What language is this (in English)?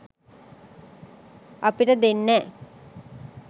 Sinhala